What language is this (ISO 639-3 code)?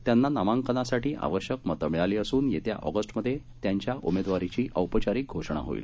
mar